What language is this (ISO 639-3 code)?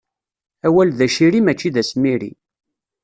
kab